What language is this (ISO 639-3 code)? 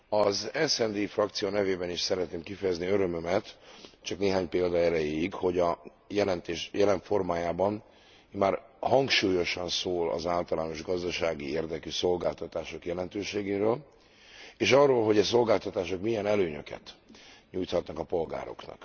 hun